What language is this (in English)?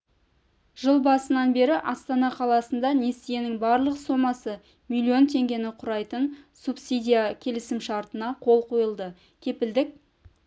Kazakh